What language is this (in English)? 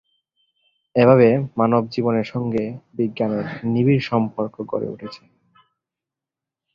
Bangla